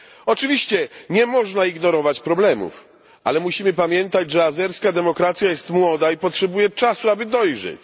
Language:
Polish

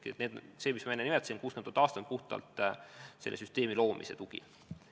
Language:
Estonian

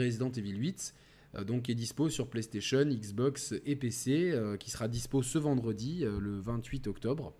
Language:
French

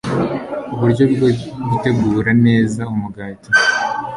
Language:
Kinyarwanda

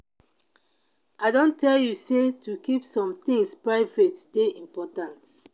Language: Nigerian Pidgin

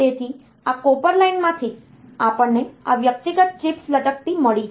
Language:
Gujarati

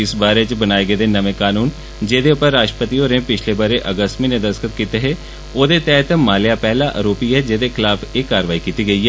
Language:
Dogri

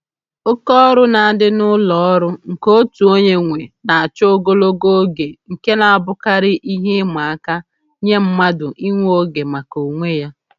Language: Igbo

